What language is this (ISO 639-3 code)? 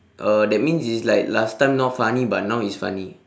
eng